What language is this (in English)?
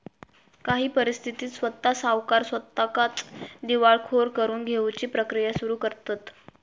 Marathi